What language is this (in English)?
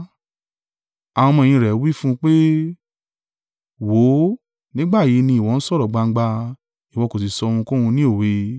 Yoruba